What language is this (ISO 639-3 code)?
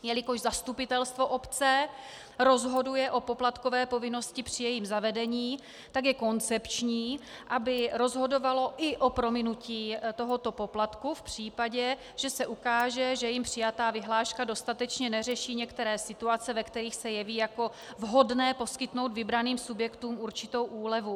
ces